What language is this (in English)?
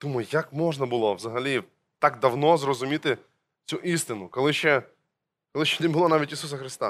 Ukrainian